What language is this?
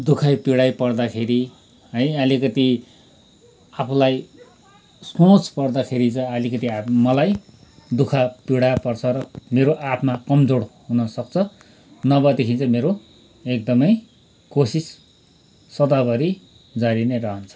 Nepali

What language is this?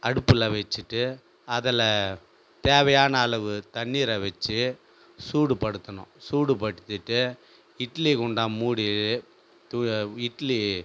Tamil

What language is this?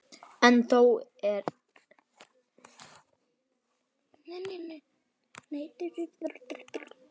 Icelandic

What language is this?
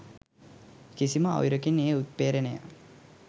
Sinhala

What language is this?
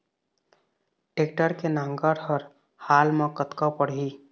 Chhattisgarhi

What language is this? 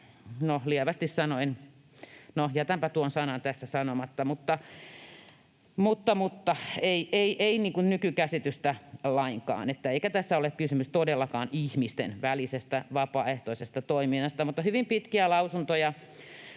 Finnish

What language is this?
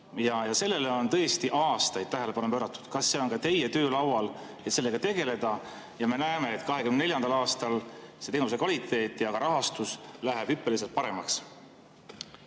Estonian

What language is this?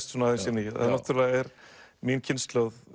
Icelandic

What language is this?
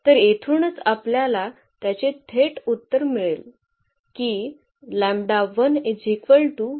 Marathi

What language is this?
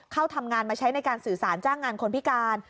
Thai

